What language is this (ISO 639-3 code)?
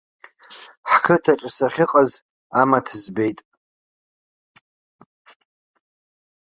abk